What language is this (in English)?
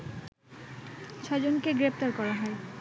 Bangla